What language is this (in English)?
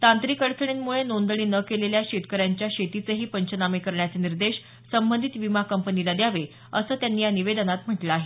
Marathi